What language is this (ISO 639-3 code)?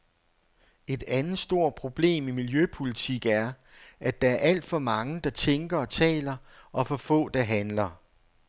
dan